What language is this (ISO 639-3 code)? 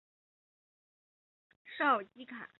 zho